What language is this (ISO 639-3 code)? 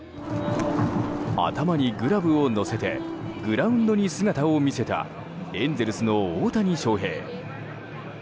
jpn